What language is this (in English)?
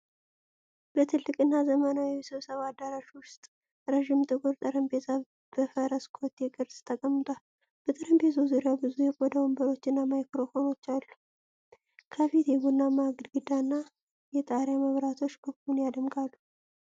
Amharic